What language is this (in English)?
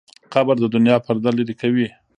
Pashto